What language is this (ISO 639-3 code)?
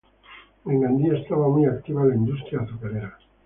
spa